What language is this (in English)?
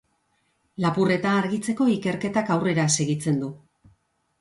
Basque